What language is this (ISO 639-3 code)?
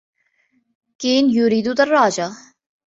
ara